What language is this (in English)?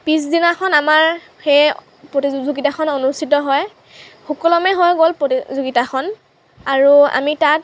Assamese